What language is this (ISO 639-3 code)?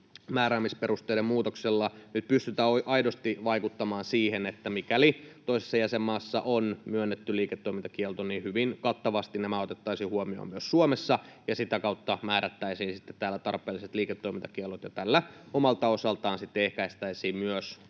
fin